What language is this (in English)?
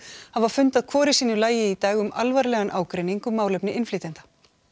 Icelandic